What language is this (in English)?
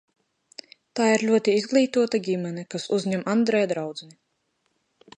Latvian